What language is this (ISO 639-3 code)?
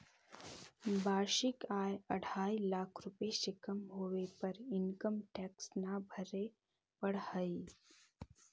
mag